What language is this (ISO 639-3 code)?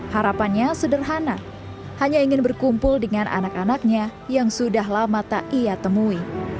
ind